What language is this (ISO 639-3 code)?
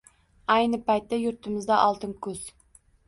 uzb